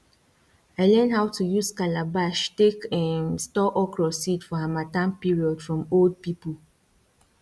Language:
Nigerian Pidgin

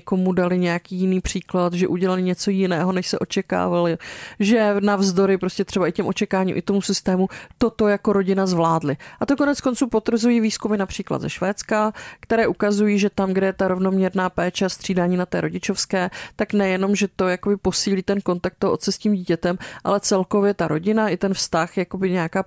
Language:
Czech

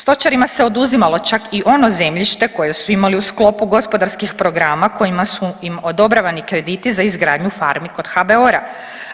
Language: Croatian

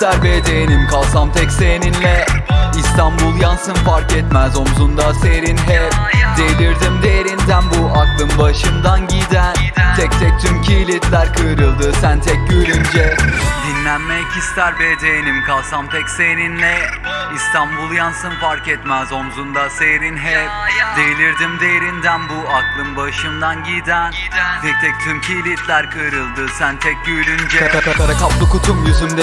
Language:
Turkish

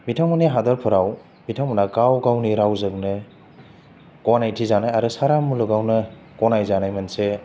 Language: Bodo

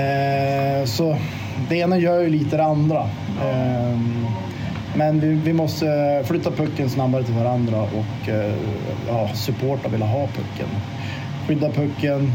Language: Swedish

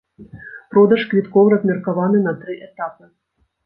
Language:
Belarusian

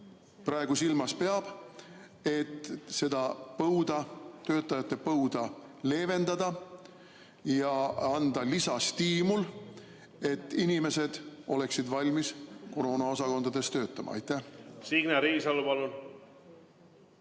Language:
Estonian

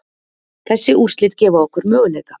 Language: Icelandic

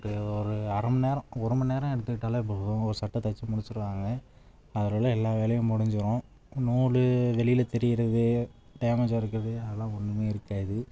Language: Tamil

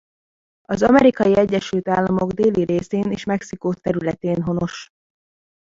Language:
Hungarian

